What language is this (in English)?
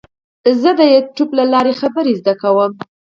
Pashto